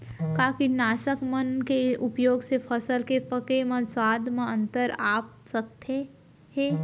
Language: Chhattisgarhi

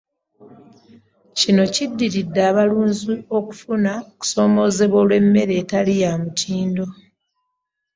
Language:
Ganda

